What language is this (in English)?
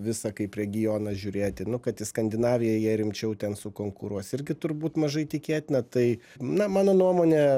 Lithuanian